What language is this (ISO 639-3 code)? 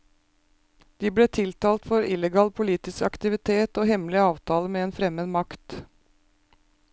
nor